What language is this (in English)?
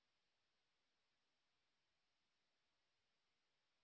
Bangla